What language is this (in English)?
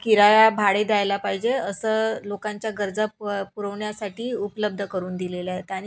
Marathi